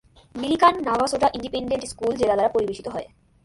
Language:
Bangla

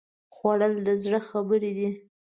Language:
Pashto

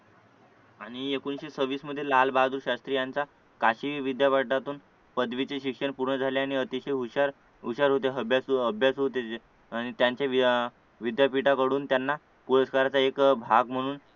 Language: Marathi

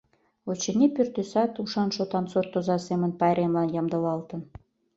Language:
Mari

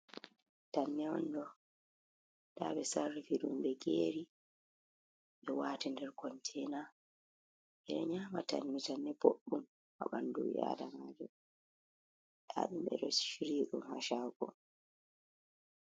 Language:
Fula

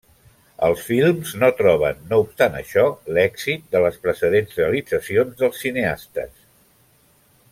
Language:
Catalan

